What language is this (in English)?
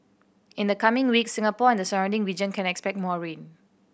English